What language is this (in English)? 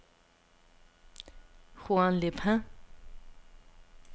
Danish